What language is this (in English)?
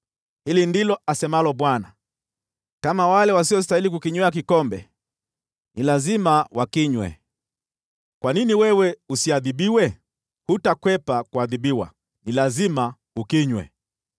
Swahili